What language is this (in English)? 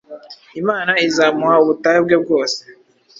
Kinyarwanda